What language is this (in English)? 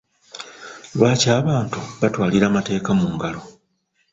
Ganda